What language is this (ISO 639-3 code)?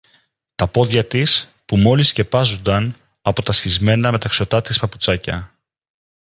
ell